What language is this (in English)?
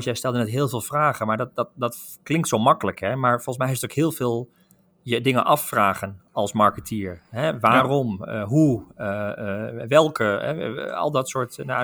Dutch